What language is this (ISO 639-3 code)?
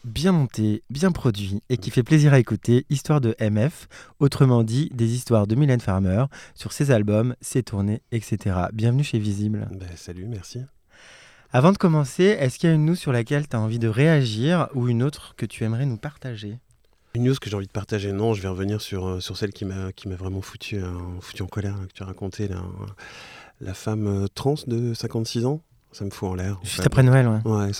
fra